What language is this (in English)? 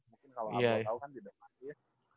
Indonesian